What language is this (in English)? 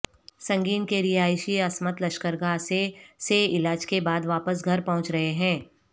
Urdu